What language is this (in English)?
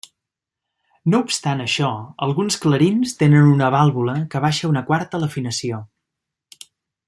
Catalan